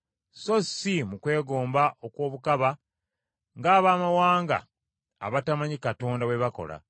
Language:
Ganda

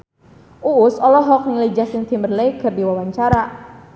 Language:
Sundanese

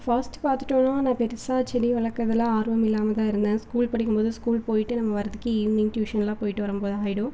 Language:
Tamil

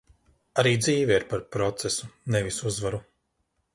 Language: Latvian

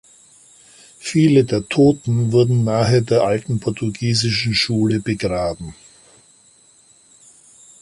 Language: German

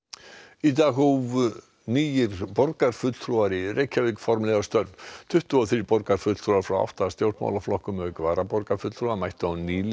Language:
Icelandic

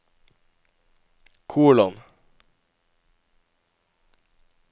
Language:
Norwegian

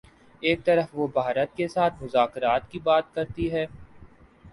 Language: Urdu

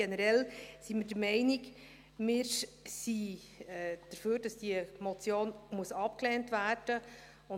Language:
Swiss German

